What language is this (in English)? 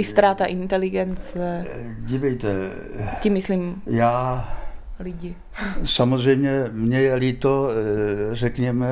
Czech